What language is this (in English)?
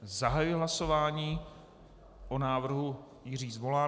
Czech